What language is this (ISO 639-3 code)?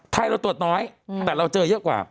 tha